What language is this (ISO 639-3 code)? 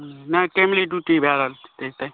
mai